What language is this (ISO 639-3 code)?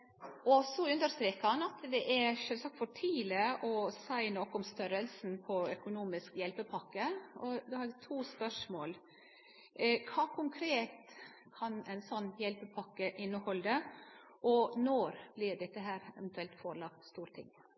nno